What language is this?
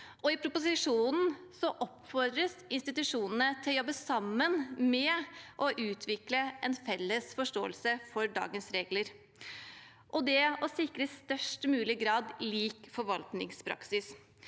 Norwegian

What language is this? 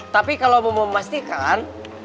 Indonesian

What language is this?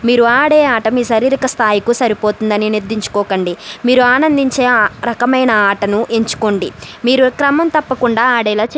Telugu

